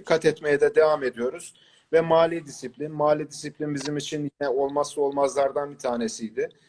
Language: Turkish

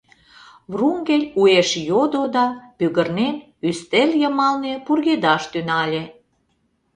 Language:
Mari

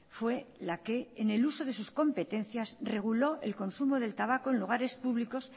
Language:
Spanish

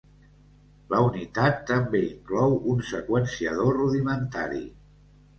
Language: Catalan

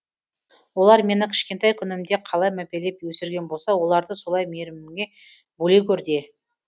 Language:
Kazakh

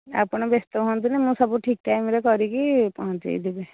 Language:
Odia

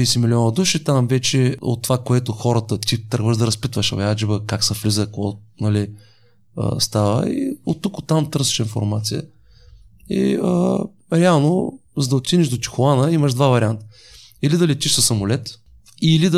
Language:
Bulgarian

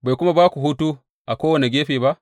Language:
Hausa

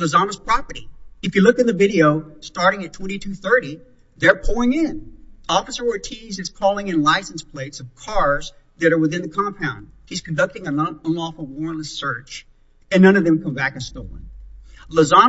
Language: English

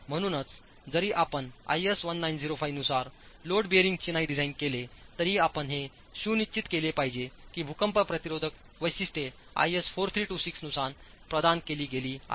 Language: Marathi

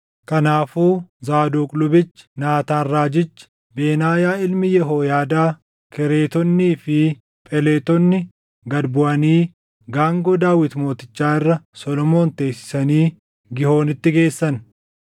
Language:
Oromo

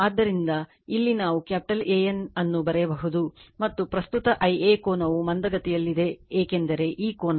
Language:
Kannada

